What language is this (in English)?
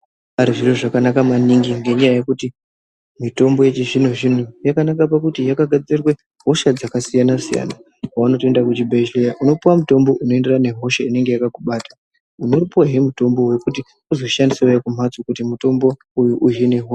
Ndau